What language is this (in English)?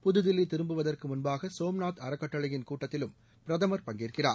Tamil